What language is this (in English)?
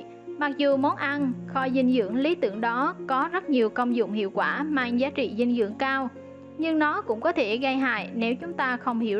Vietnamese